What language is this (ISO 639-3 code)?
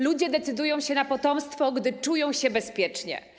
pol